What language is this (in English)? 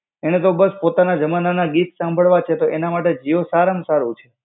Gujarati